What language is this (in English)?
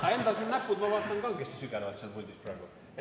Estonian